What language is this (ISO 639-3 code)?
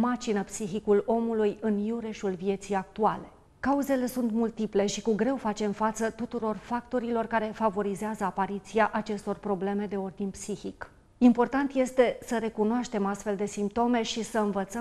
ron